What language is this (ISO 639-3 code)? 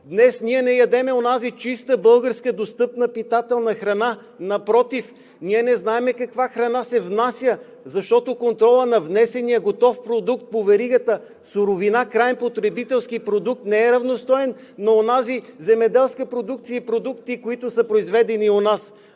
bul